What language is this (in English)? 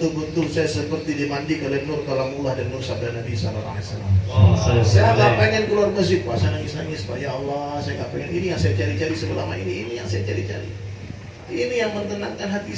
Indonesian